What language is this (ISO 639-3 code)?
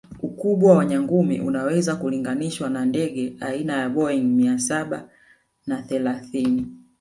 swa